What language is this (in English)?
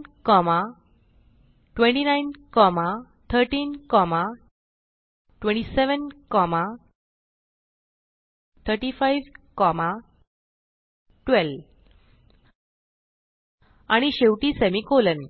Marathi